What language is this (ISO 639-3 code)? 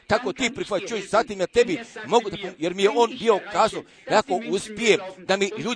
hrv